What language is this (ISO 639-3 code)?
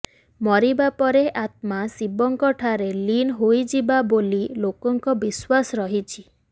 ori